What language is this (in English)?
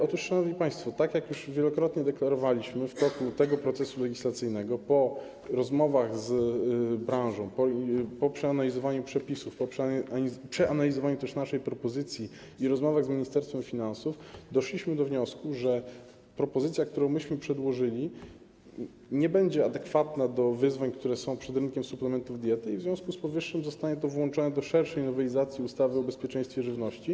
Polish